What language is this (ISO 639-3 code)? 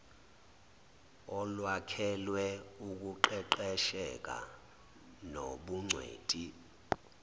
zul